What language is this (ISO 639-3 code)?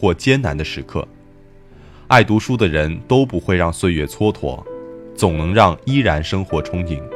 zho